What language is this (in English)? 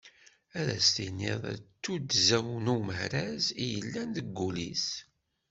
Kabyle